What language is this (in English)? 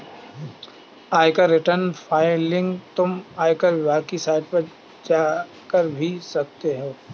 Hindi